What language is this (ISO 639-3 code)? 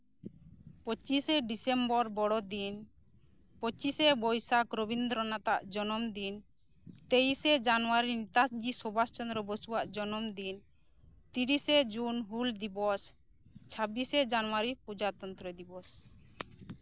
sat